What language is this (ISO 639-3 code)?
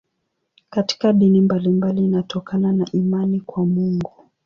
swa